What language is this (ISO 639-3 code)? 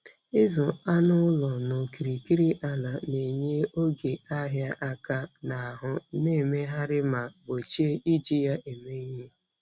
ibo